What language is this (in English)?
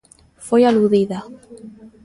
Galician